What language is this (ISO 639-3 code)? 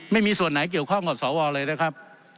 tha